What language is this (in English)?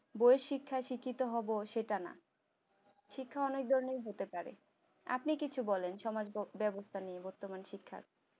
Bangla